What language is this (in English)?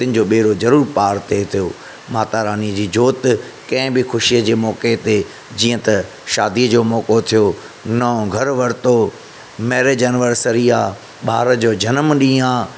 Sindhi